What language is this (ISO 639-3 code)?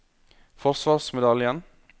nor